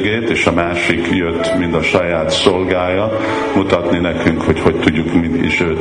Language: Hungarian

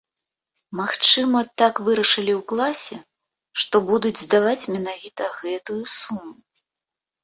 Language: Belarusian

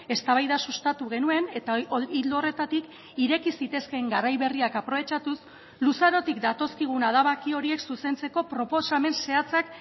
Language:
Basque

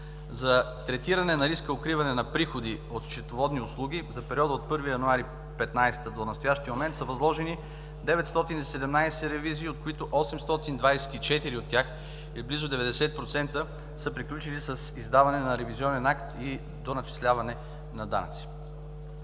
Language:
Bulgarian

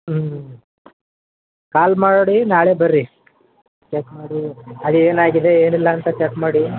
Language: Kannada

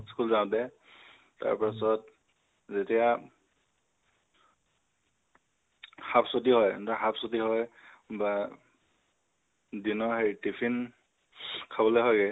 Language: Assamese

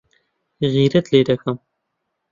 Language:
Central Kurdish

